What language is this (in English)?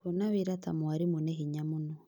Kikuyu